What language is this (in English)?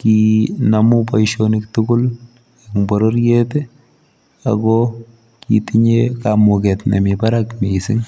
Kalenjin